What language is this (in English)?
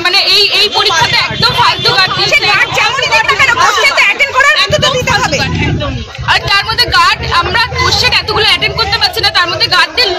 Arabic